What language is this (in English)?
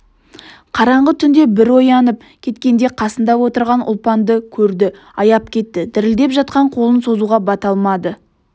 Kazakh